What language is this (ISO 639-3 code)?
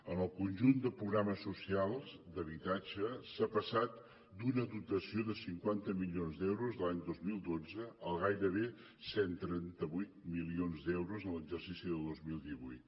cat